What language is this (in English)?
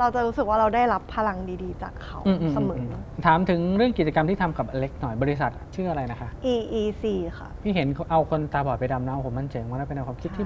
Thai